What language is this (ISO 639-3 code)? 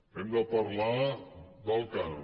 cat